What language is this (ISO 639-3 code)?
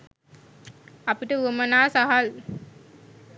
sin